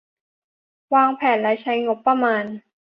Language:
Thai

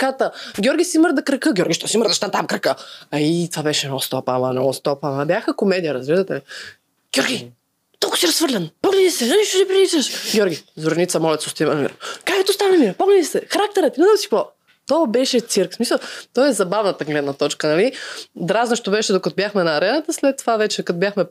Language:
Bulgarian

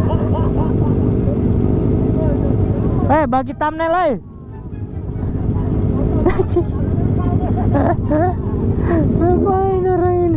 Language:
Indonesian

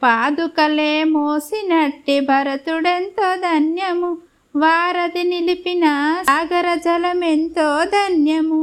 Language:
Telugu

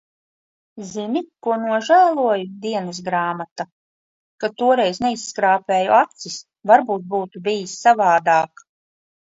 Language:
Latvian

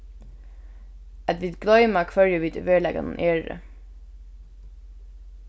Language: Faroese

